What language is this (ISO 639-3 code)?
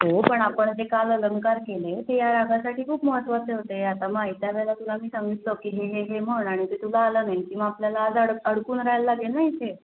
mar